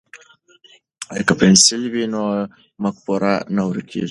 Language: Pashto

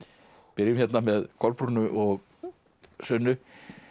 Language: Icelandic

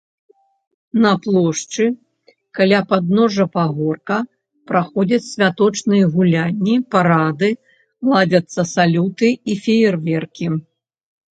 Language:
Belarusian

